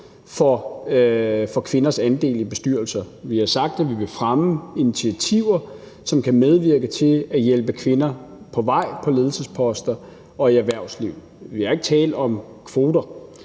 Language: Danish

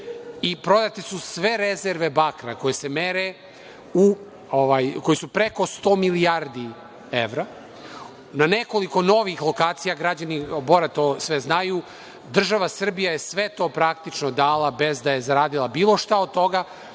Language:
Serbian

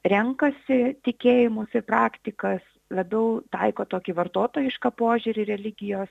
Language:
Lithuanian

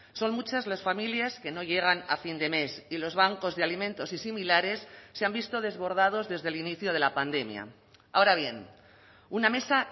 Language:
Spanish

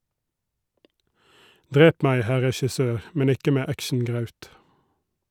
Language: Norwegian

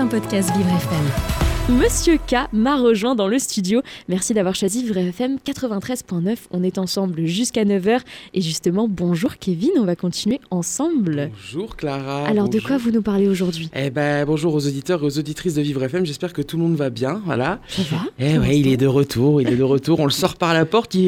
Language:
French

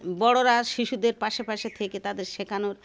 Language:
Bangla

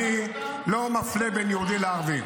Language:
Hebrew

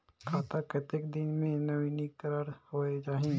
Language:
Chhattisgarhi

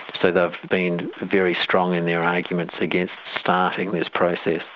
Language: English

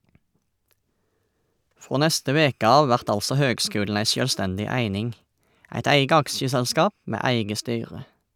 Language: Norwegian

